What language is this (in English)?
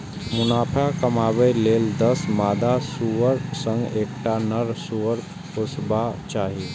Maithili